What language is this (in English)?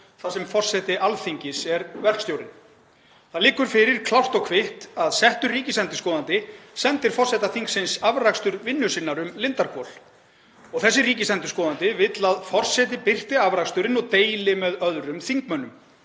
Icelandic